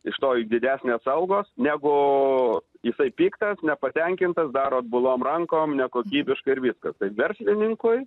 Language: Lithuanian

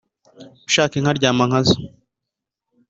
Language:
Kinyarwanda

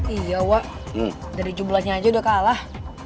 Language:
Indonesian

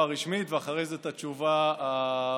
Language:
Hebrew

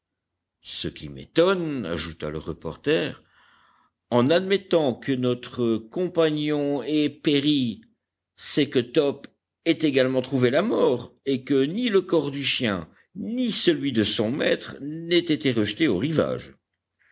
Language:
French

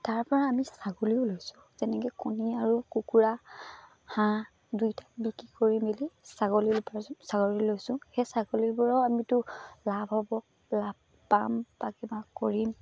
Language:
Assamese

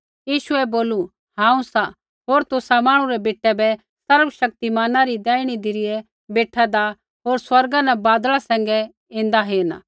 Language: Kullu Pahari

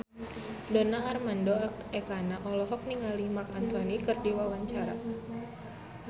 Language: Sundanese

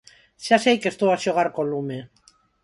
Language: Galician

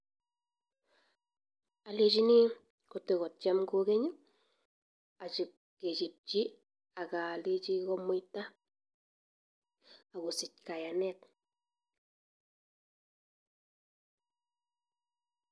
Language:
Kalenjin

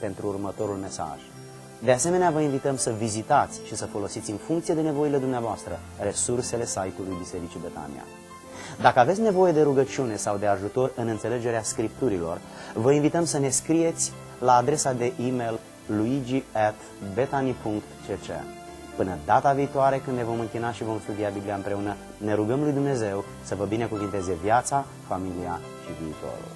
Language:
Romanian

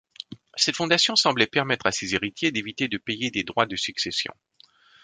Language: French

